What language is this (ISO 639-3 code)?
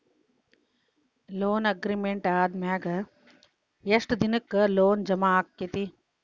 kan